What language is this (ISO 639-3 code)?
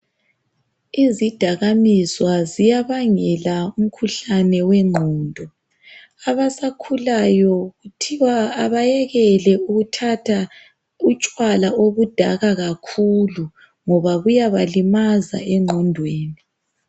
nde